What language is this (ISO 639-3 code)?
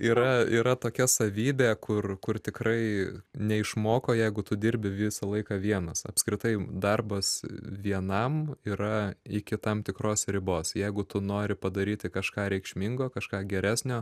lit